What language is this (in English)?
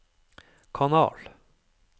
Norwegian